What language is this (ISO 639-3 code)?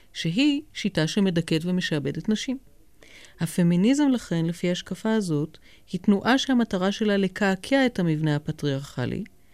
heb